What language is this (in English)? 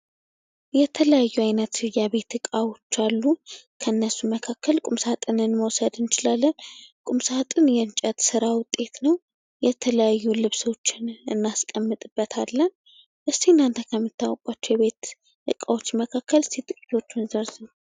Amharic